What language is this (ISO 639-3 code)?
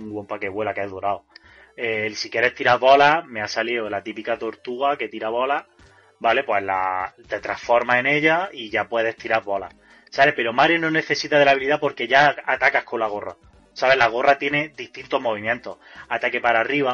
spa